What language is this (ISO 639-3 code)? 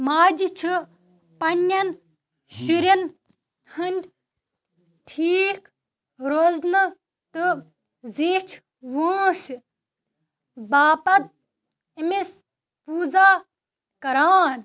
kas